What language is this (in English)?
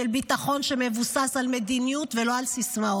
Hebrew